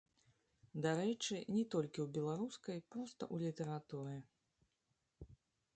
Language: Belarusian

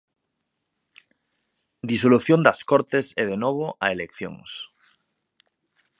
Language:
Galician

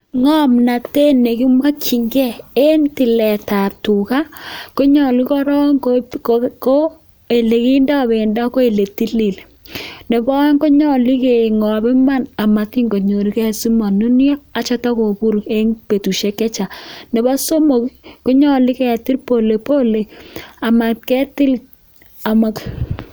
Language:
Kalenjin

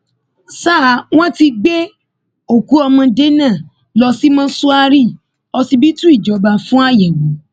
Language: Yoruba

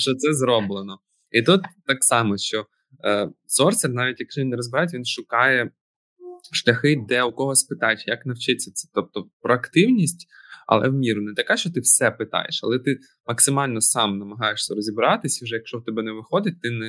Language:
Ukrainian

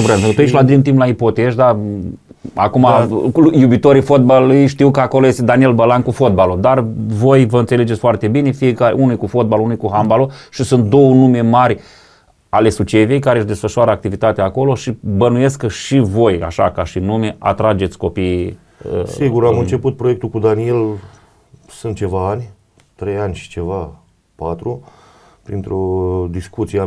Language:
Romanian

